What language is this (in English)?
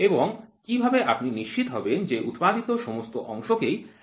Bangla